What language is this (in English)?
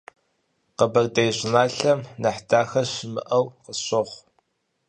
Kabardian